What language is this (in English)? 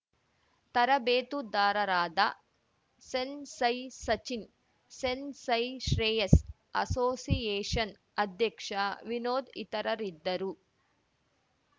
Kannada